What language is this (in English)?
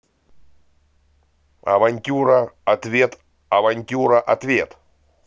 Russian